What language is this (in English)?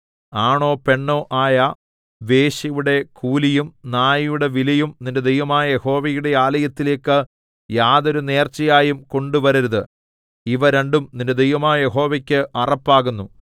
Malayalam